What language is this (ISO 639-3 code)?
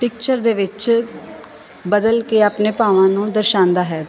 pan